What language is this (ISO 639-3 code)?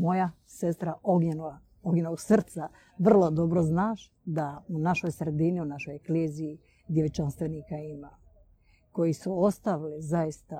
hrv